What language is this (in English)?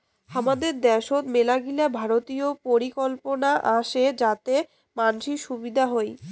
Bangla